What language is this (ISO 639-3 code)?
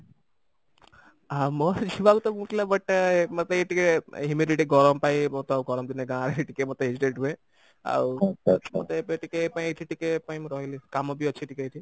ori